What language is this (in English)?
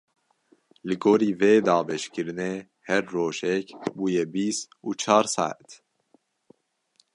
Kurdish